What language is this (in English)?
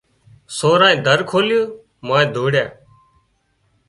Wadiyara Koli